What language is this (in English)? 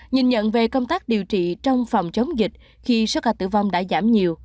Vietnamese